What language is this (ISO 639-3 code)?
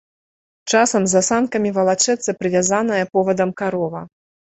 bel